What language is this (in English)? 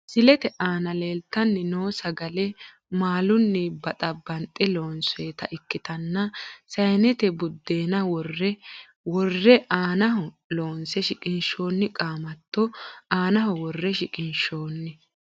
Sidamo